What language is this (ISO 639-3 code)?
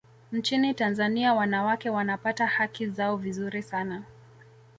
swa